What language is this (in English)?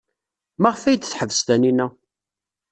Kabyle